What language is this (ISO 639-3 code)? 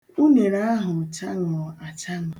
ibo